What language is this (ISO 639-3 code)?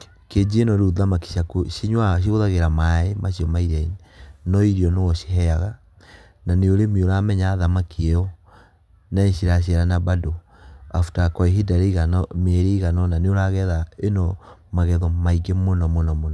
kik